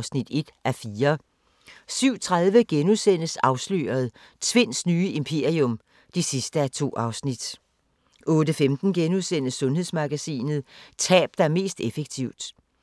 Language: Danish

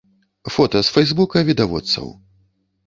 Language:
Belarusian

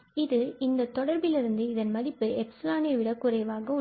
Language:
Tamil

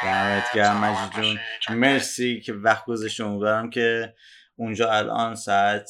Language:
Persian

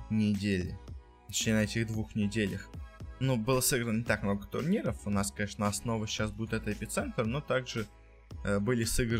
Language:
Russian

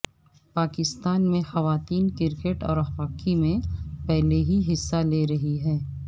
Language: Urdu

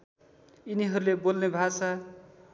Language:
Nepali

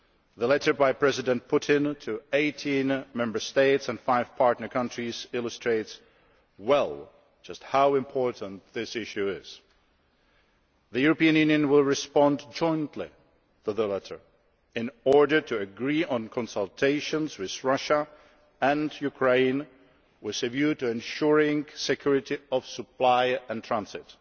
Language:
English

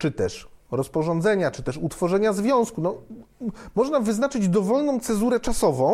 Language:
Polish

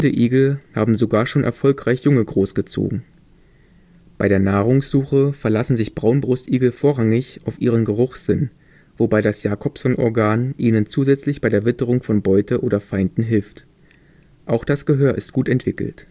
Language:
German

